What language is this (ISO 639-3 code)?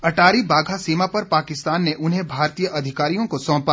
hin